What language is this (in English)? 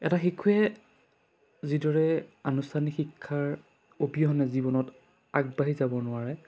Assamese